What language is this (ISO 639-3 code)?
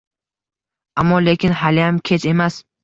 uzb